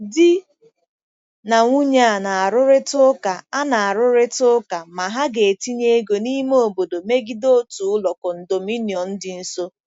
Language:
Igbo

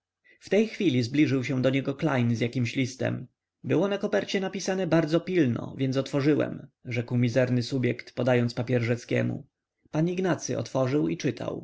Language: Polish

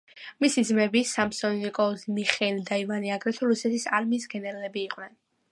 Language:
Georgian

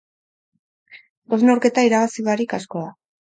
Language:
Basque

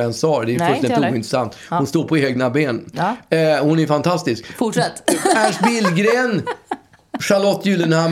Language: Swedish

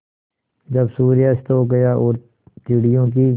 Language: Hindi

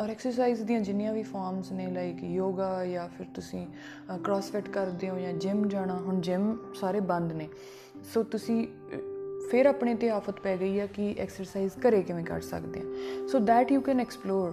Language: Punjabi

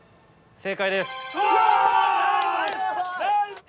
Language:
Japanese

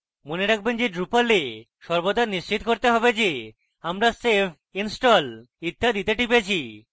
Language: Bangla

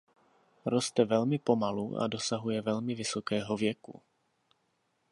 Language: Czech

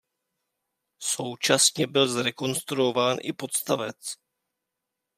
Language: Czech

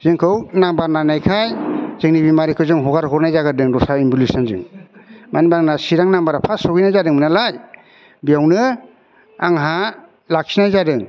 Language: Bodo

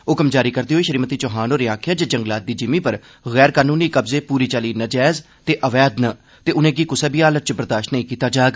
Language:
Dogri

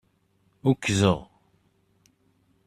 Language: Kabyle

